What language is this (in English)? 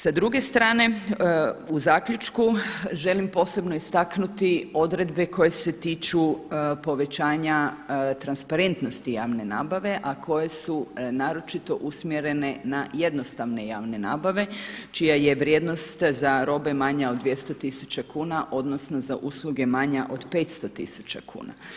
Croatian